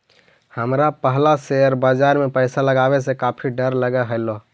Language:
Magahi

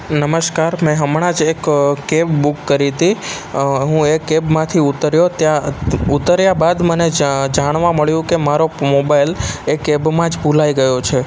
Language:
Gujarati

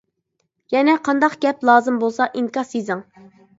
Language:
Uyghur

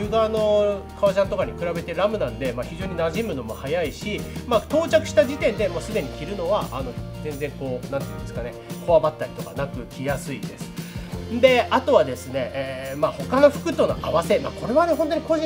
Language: Japanese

